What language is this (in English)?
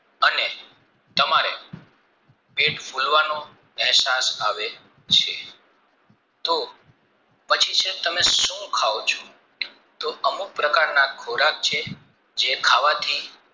Gujarati